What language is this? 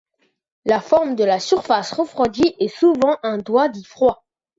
French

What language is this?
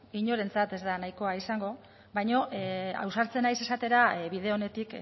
Basque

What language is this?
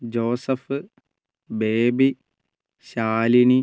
Malayalam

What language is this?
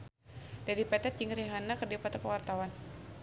Sundanese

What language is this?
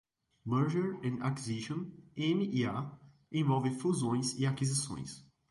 Portuguese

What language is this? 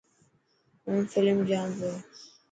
Dhatki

